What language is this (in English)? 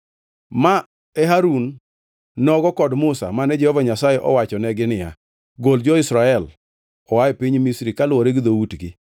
Luo (Kenya and Tanzania)